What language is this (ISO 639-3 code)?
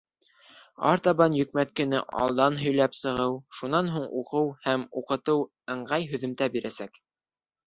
bak